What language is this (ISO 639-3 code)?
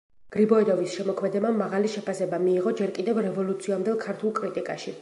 kat